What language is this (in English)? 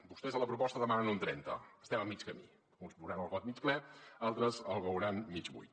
Catalan